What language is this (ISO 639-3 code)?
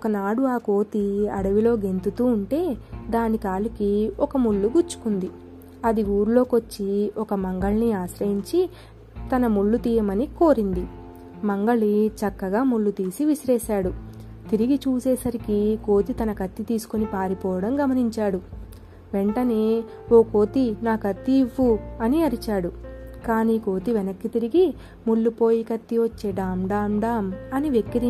tel